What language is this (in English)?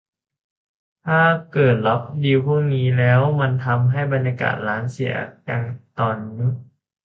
Thai